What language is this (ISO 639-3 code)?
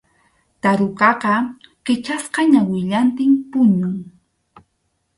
qxu